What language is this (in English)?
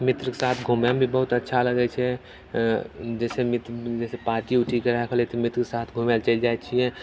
Maithili